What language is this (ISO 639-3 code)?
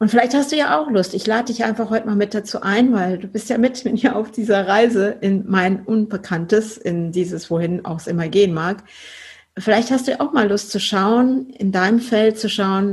deu